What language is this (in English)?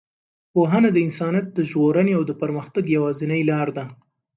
Pashto